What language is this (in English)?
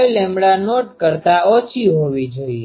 Gujarati